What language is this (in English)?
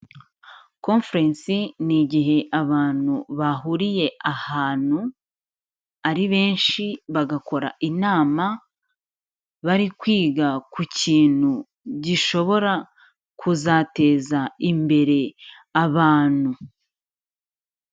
Kinyarwanda